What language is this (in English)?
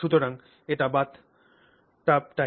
Bangla